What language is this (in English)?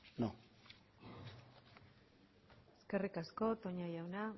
Basque